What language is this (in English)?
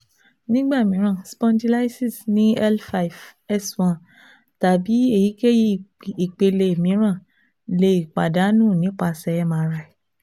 Yoruba